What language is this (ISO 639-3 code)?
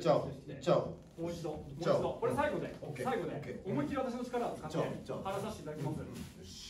jpn